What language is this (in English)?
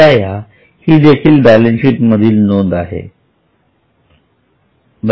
Marathi